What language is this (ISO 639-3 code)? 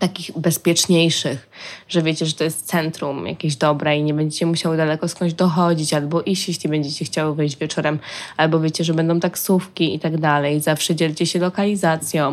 pol